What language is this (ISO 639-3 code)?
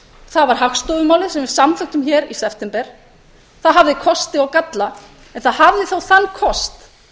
isl